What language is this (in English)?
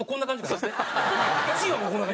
Japanese